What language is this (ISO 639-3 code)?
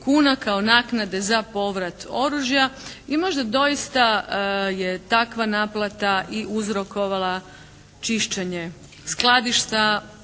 hrv